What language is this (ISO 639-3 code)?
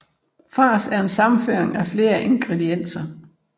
dan